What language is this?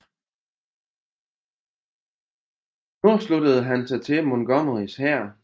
Danish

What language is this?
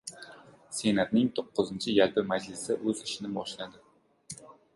Uzbek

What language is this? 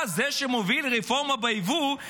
Hebrew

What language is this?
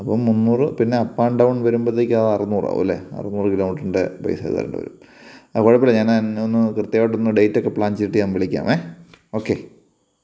Malayalam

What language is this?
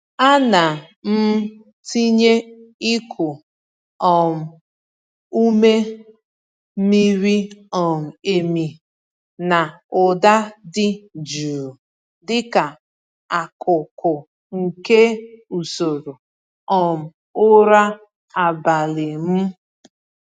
Igbo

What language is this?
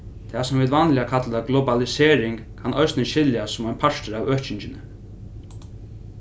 Faroese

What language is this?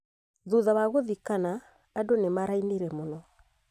Kikuyu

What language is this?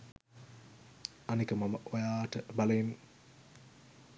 Sinhala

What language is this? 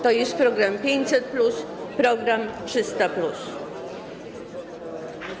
Polish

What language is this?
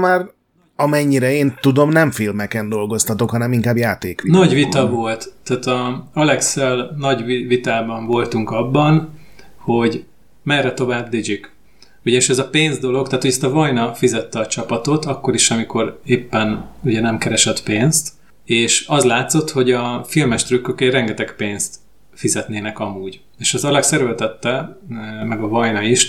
Hungarian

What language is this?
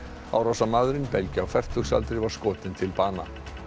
Icelandic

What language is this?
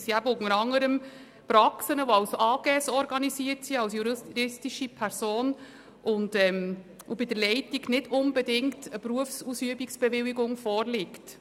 Swiss German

